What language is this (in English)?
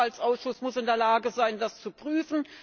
German